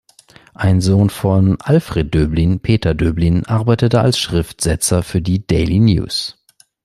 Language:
German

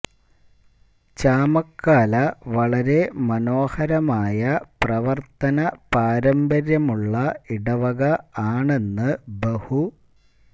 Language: Malayalam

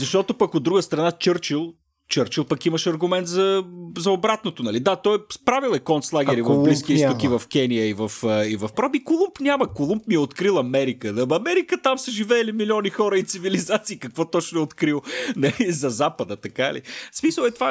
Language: Bulgarian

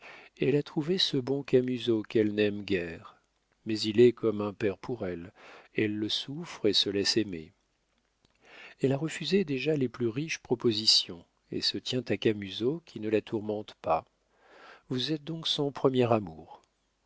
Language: French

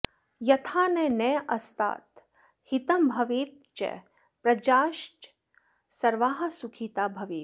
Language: Sanskrit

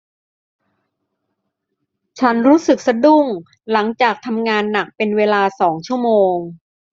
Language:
Thai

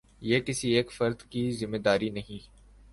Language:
Urdu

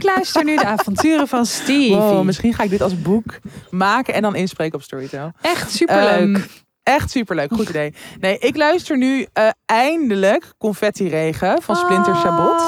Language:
Dutch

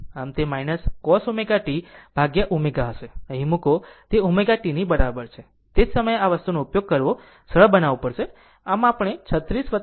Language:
Gujarati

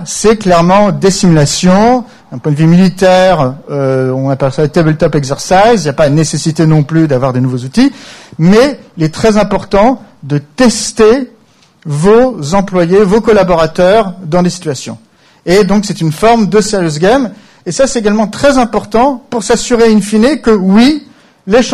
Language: French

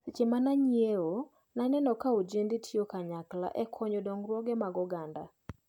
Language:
Luo (Kenya and Tanzania)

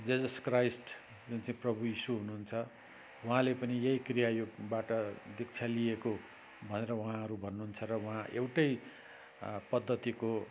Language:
Nepali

